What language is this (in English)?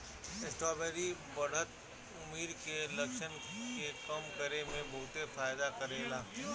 Bhojpuri